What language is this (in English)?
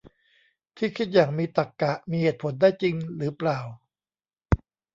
Thai